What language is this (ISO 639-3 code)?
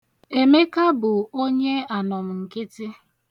ibo